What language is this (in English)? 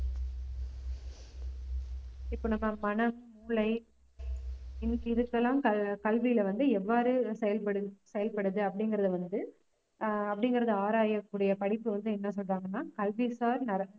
Tamil